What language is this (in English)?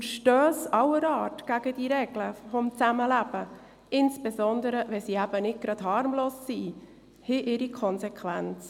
Swiss German